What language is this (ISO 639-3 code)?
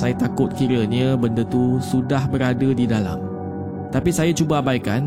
msa